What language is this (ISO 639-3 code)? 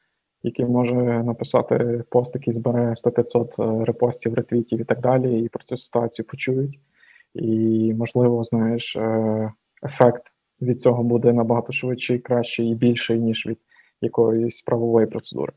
ukr